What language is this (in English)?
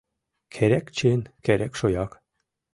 Mari